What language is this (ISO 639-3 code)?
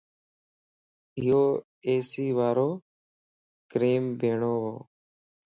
lss